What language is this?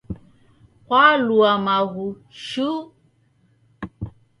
Taita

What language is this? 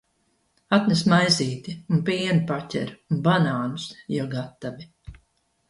Latvian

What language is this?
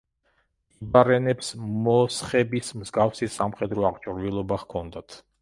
Georgian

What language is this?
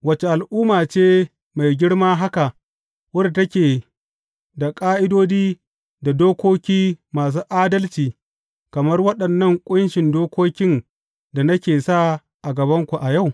Hausa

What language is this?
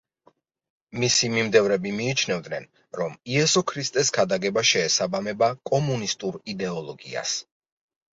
Georgian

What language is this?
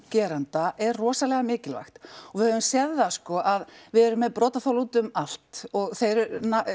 Icelandic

